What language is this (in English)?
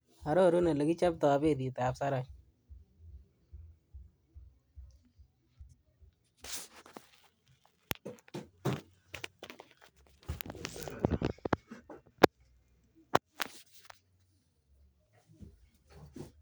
Kalenjin